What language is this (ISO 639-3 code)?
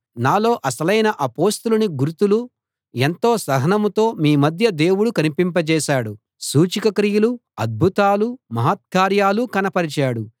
tel